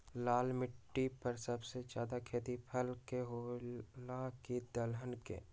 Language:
Magahi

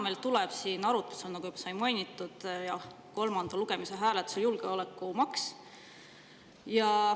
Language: Estonian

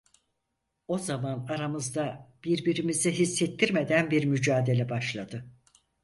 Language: Turkish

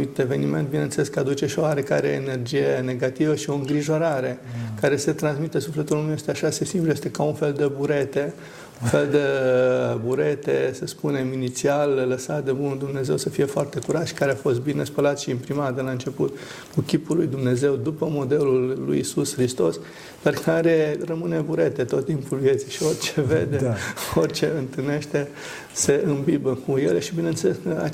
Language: Romanian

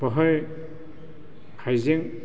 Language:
Bodo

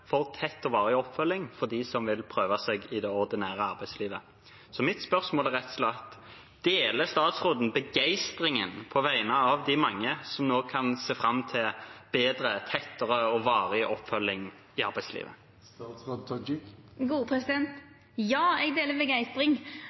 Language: Norwegian Bokmål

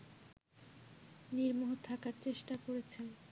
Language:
Bangla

